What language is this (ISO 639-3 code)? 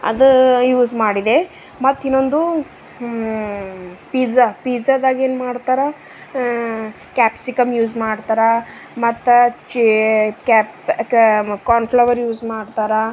kan